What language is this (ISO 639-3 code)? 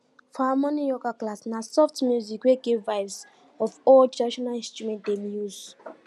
pcm